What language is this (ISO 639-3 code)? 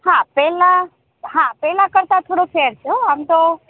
guj